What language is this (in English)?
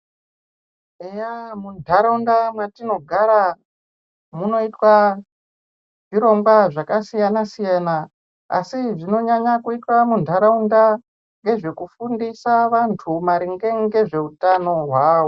Ndau